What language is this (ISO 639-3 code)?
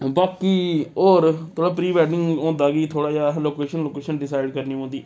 doi